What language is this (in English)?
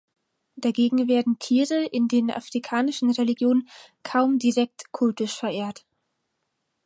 German